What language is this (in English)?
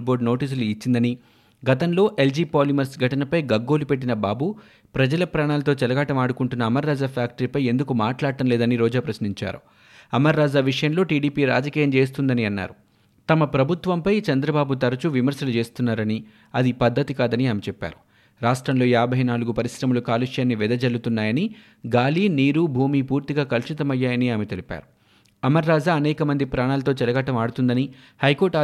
Telugu